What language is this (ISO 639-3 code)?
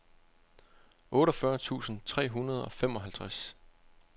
dan